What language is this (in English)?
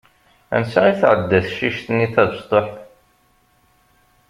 Kabyle